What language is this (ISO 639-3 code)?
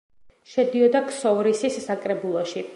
kat